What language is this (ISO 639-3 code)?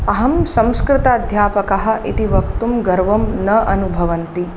san